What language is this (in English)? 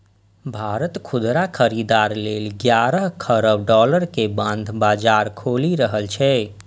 Maithili